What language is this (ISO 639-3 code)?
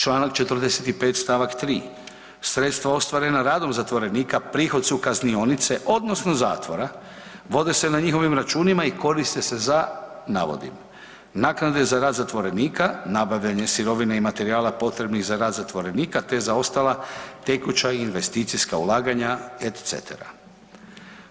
hrv